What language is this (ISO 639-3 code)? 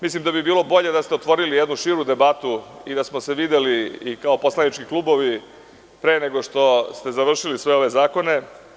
srp